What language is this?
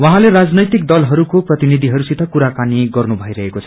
Nepali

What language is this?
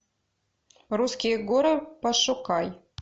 Russian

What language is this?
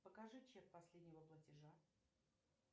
Russian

